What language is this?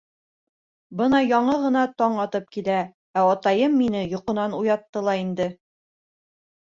Bashkir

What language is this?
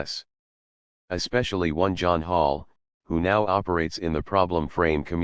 English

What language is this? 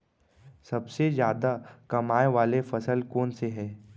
Chhattisgarhi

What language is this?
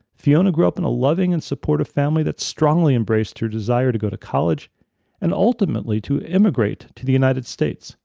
English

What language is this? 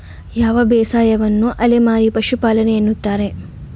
Kannada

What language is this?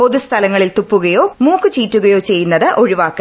Malayalam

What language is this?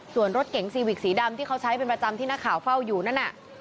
Thai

